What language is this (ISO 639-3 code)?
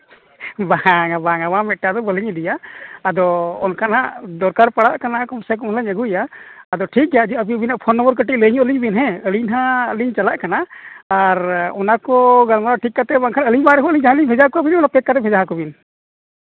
sat